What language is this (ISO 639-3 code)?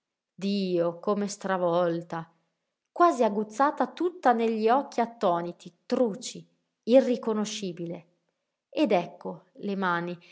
ita